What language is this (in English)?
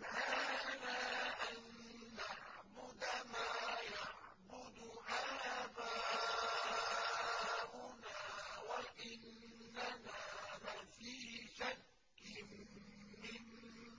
Arabic